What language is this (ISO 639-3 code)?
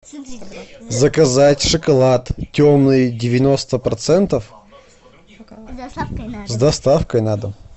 rus